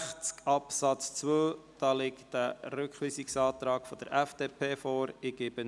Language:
Swiss German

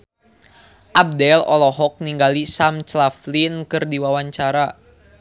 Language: Sundanese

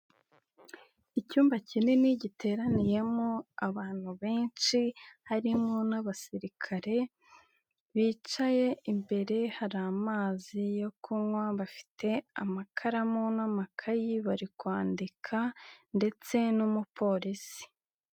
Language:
Kinyarwanda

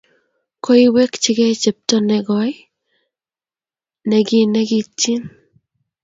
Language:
Kalenjin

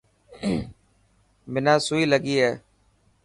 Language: Dhatki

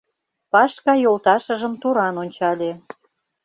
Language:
Mari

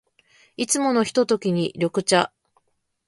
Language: Japanese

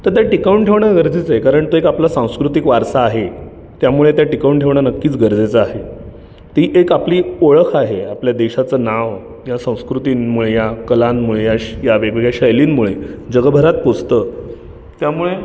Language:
Marathi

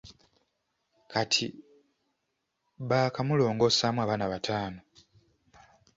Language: Ganda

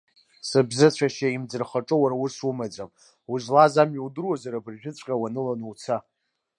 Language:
Abkhazian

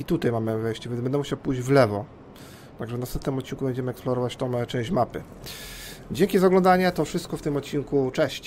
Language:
Polish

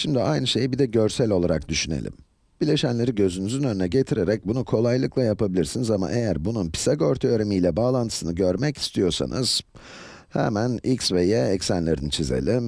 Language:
Turkish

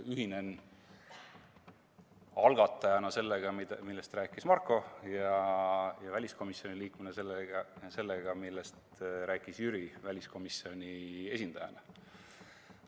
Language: Estonian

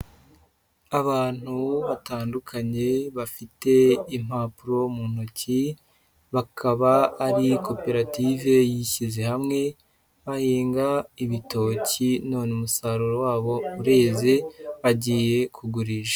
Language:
Kinyarwanda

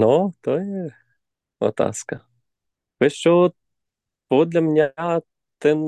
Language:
Slovak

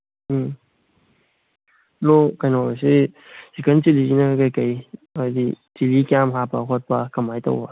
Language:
Manipuri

